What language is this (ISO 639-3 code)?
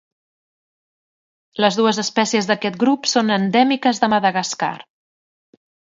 cat